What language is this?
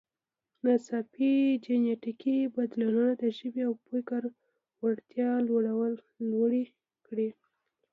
Pashto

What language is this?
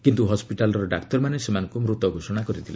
Odia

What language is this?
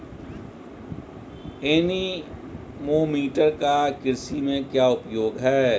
Hindi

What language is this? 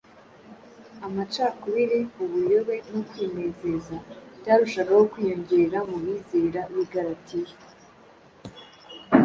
Kinyarwanda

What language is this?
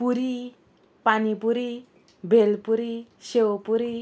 Konkani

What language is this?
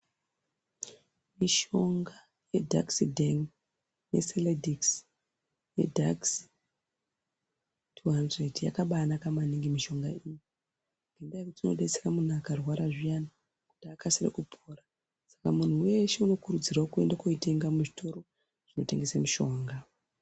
Ndau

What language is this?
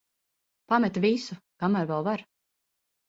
Latvian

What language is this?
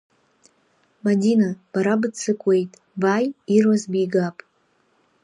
Abkhazian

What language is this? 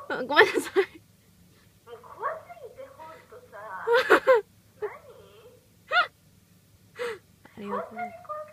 Japanese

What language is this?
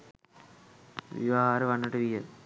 Sinhala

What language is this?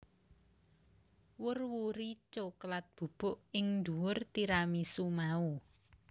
Javanese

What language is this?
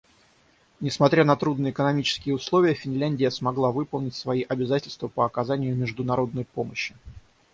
Russian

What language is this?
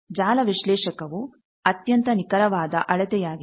Kannada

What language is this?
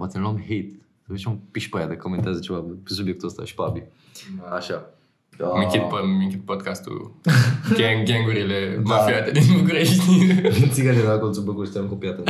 Romanian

